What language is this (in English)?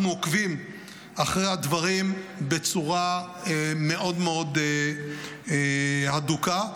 Hebrew